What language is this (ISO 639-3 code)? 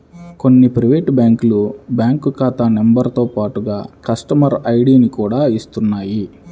tel